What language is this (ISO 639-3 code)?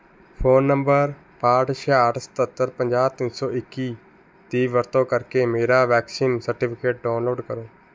pan